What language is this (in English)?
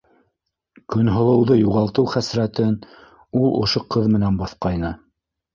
Bashkir